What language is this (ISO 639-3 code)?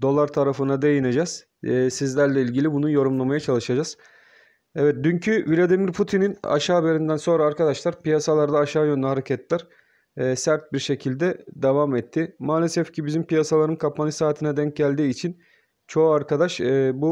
tur